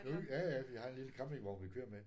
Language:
Danish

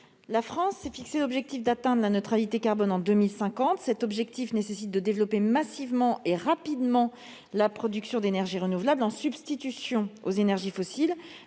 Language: French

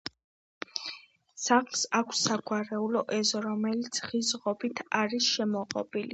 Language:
Georgian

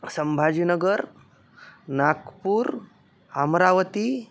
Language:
Sanskrit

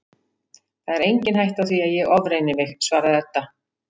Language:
Icelandic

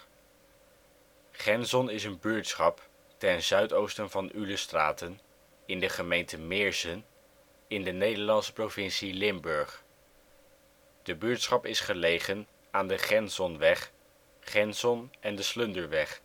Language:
Dutch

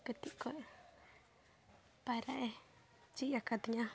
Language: Santali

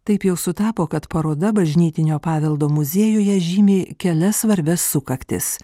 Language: Lithuanian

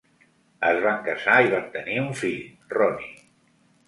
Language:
Catalan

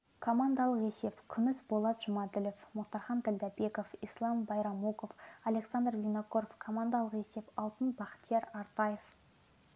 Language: Kazakh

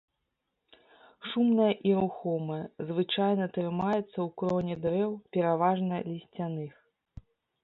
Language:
Belarusian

